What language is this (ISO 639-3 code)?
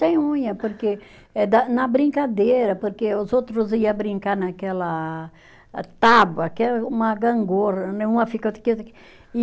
por